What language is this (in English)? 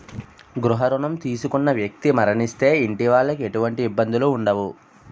Telugu